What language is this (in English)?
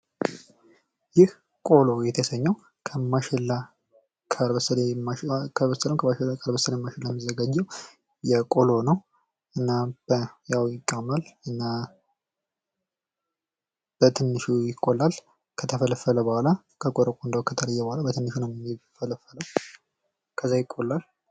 Amharic